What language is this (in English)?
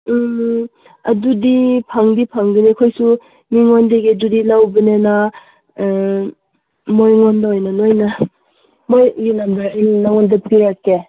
Manipuri